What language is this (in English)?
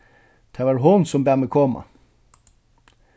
Faroese